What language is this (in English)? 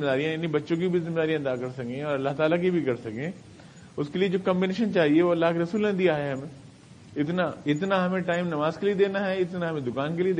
Urdu